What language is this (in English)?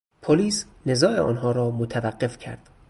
Persian